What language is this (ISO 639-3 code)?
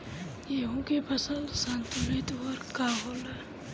bho